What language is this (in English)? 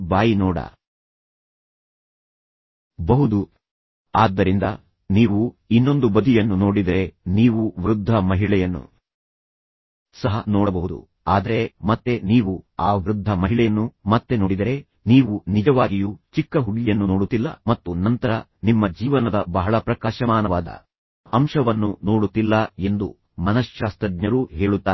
Kannada